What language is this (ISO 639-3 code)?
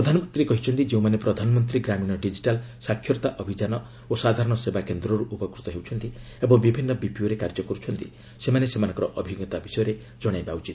ori